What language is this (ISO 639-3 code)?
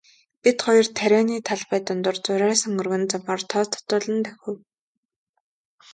mon